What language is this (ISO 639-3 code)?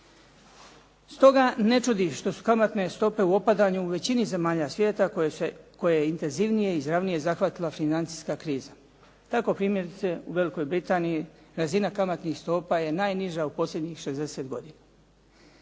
hrv